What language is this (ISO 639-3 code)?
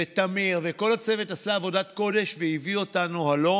heb